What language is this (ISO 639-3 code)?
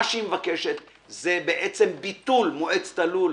heb